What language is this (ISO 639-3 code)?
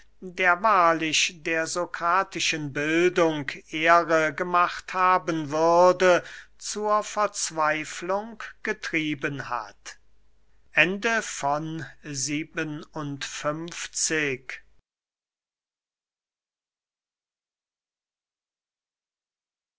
deu